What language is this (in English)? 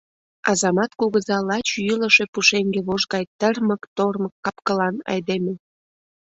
Mari